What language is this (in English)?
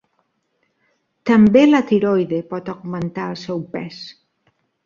Catalan